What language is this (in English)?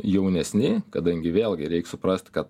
Lithuanian